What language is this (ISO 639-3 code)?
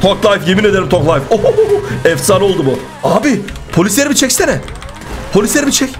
tur